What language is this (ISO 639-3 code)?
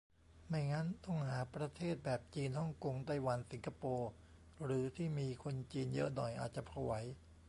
tha